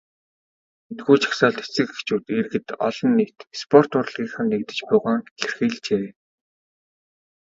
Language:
Mongolian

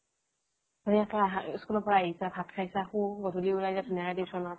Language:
Assamese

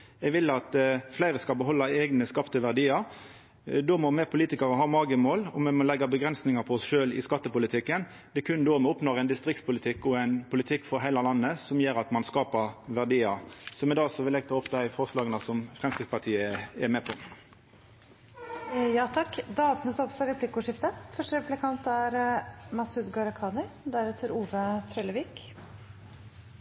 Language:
Norwegian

